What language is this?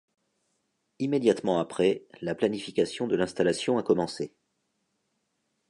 French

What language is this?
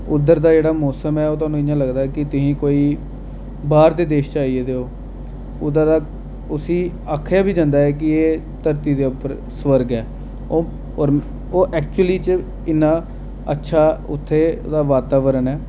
Dogri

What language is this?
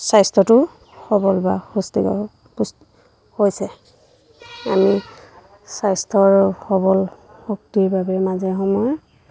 Assamese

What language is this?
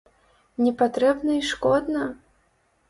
Belarusian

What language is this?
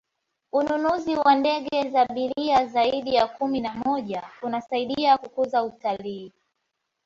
Swahili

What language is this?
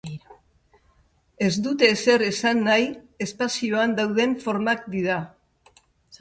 Basque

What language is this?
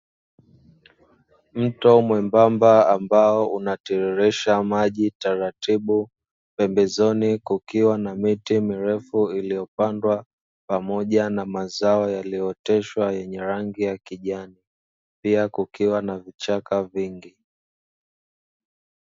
Swahili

